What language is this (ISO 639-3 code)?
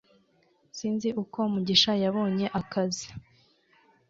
kin